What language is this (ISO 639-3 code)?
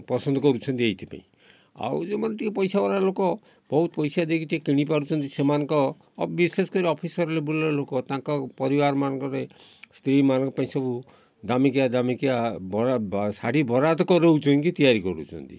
ori